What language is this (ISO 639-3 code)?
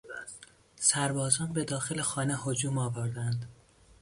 fas